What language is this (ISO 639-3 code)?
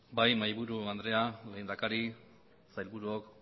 eus